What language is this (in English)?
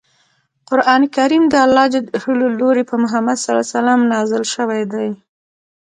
Pashto